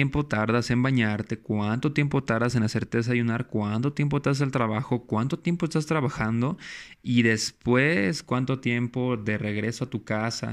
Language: Spanish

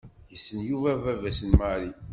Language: Kabyle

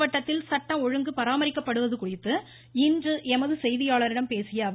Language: Tamil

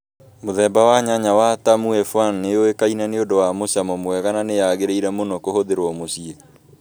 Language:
Kikuyu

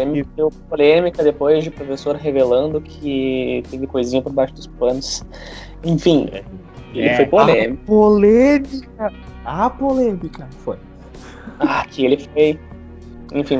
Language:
Portuguese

